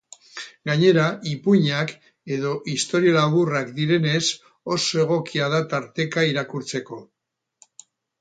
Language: Basque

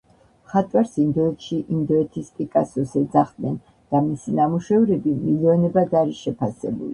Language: Georgian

